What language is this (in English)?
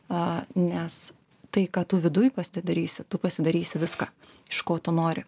Lithuanian